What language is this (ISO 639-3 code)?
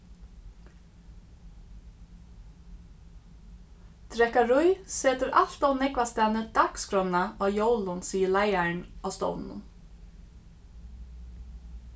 fao